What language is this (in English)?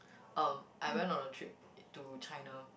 English